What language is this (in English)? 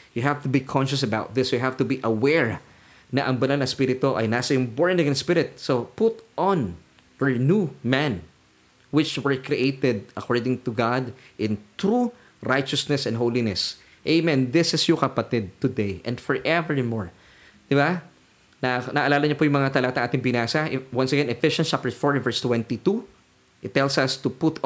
Filipino